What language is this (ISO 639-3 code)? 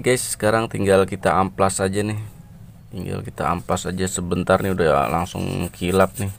ind